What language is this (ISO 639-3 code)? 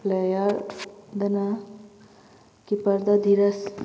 mni